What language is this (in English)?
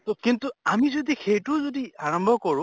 Assamese